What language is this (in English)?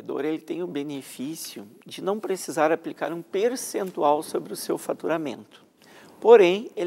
Portuguese